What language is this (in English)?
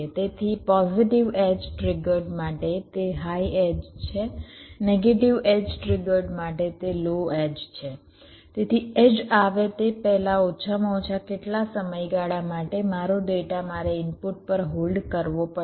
Gujarati